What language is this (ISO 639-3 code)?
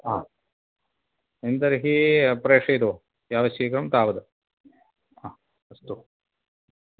san